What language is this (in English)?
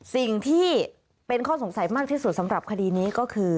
Thai